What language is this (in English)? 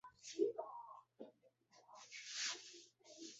Chinese